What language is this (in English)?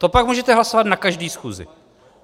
Czech